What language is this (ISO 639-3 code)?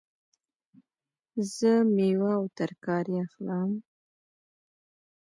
pus